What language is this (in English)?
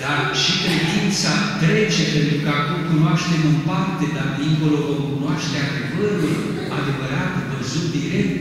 Romanian